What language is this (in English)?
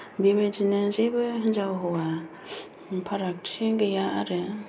Bodo